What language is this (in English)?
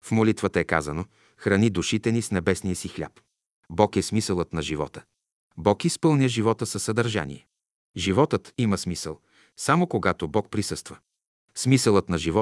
Bulgarian